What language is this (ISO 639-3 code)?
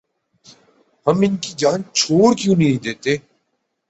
urd